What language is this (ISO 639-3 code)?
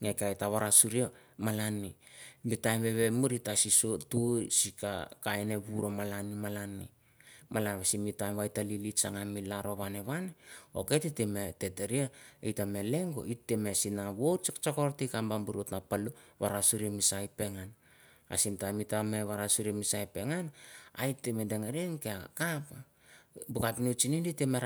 tbf